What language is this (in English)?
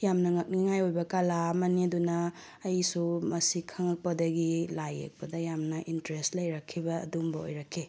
Manipuri